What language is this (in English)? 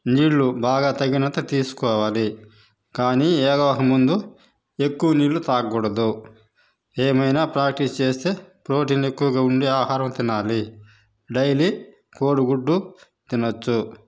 Telugu